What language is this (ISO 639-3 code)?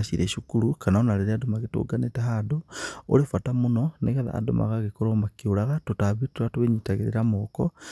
kik